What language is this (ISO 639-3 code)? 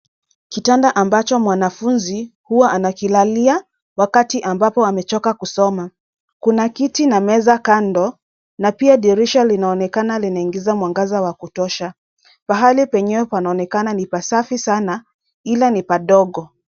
swa